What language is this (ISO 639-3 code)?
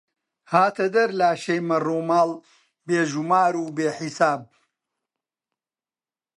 ckb